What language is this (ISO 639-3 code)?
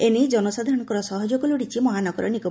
ori